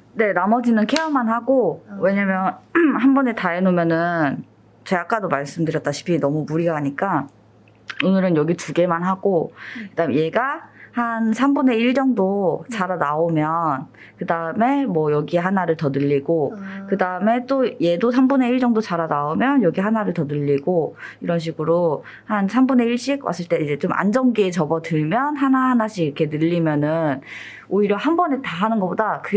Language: Korean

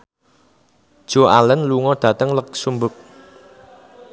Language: Javanese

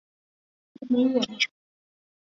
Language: Chinese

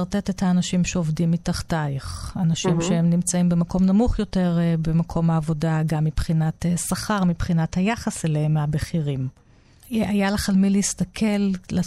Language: Hebrew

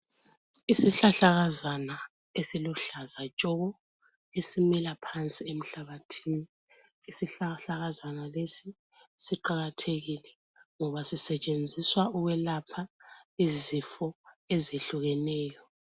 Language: North Ndebele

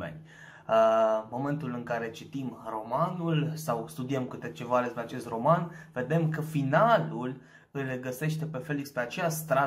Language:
Romanian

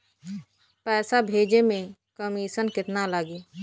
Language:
Bhojpuri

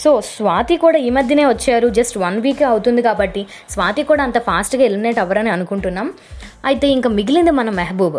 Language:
Telugu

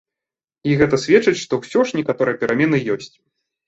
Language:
Belarusian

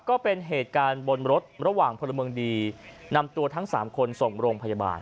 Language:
Thai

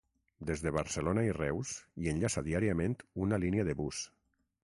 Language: Catalan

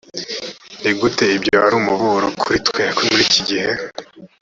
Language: Kinyarwanda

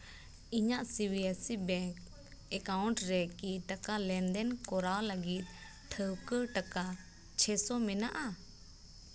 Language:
Santali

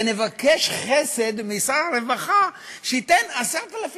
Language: Hebrew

